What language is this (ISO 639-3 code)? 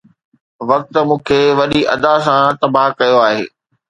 snd